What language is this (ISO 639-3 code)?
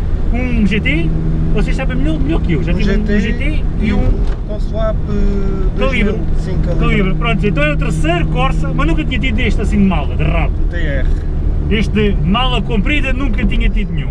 por